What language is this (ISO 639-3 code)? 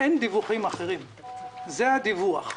heb